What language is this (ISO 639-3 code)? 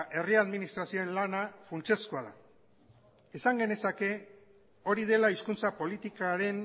eus